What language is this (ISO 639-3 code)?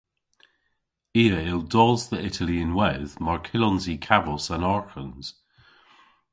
cor